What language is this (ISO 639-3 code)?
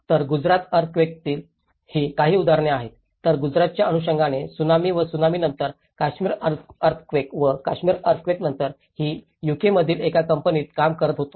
mar